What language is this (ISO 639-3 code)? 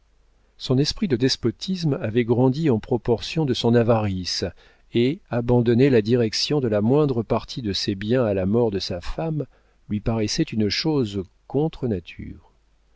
fra